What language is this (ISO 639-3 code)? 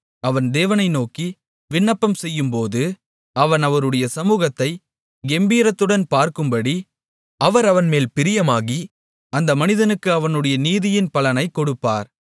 tam